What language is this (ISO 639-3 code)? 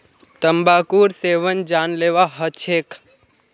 mag